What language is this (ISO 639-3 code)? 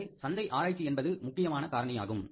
tam